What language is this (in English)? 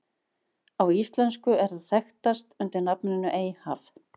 Icelandic